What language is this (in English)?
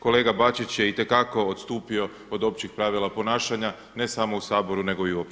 Croatian